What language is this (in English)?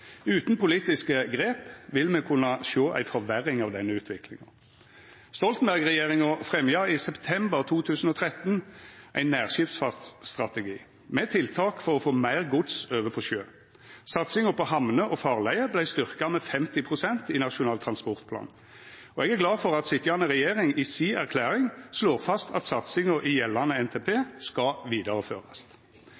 Norwegian Nynorsk